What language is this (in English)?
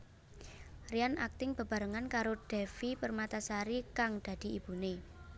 Javanese